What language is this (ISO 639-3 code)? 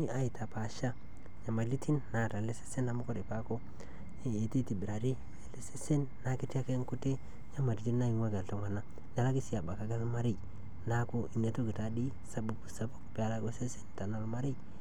mas